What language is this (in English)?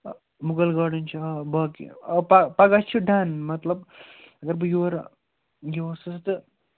Kashmiri